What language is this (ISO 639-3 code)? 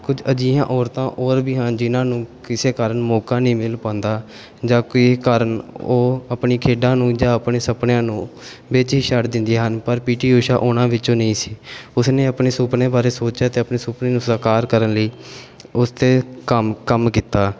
pan